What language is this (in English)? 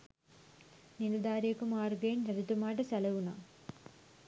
Sinhala